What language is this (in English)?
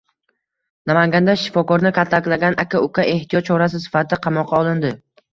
Uzbek